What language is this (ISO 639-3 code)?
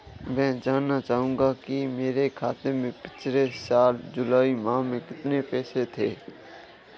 hin